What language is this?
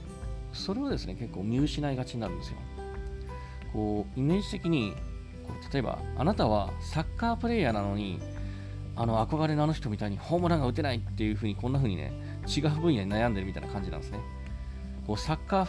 Japanese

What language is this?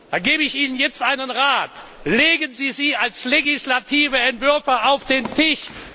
German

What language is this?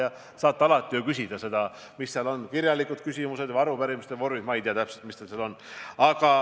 Estonian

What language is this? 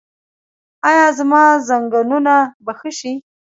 Pashto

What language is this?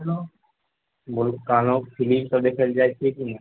Maithili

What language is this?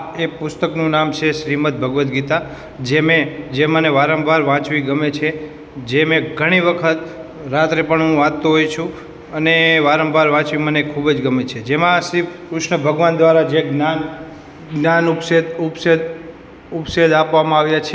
Gujarati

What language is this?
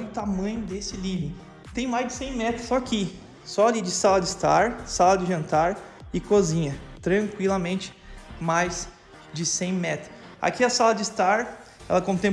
Portuguese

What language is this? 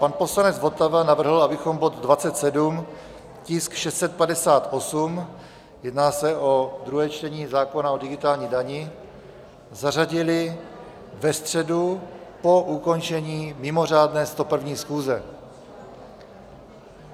Czech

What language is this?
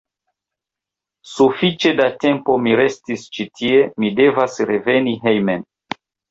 Esperanto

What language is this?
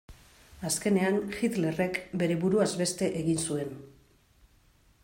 Basque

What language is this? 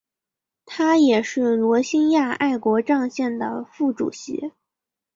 Chinese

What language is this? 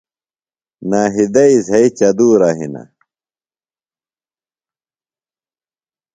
Phalura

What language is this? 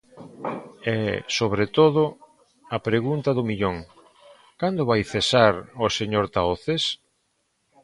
Galician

